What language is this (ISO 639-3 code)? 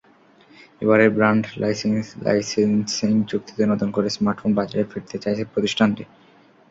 ben